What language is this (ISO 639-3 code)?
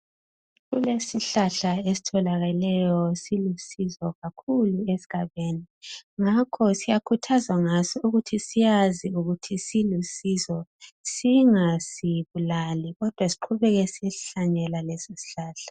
nde